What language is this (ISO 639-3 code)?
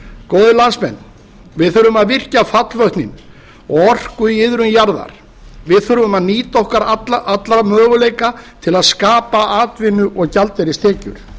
isl